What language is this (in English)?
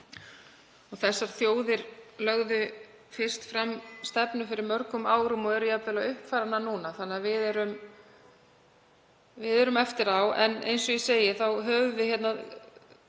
Icelandic